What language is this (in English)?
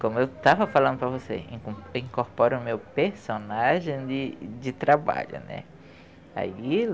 Portuguese